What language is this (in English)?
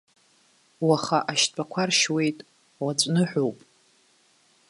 Abkhazian